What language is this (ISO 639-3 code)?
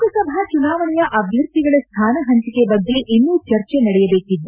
kan